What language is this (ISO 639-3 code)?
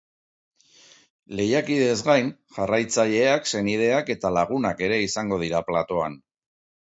eus